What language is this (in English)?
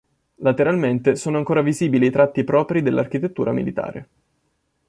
Italian